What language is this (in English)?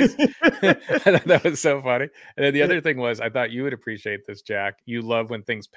English